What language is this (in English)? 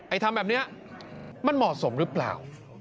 Thai